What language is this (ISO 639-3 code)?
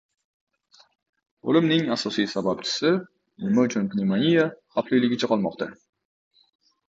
uzb